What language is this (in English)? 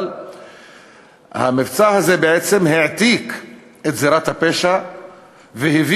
Hebrew